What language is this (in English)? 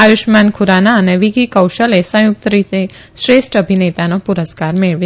Gujarati